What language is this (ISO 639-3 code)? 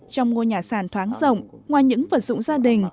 vie